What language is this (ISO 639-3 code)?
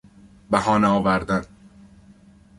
fas